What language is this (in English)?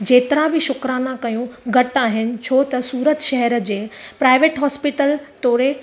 Sindhi